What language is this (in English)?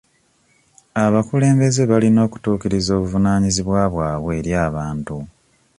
Ganda